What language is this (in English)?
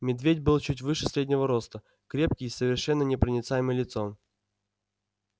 Russian